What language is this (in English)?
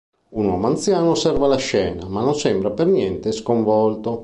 Italian